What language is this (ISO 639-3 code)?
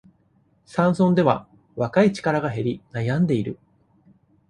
jpn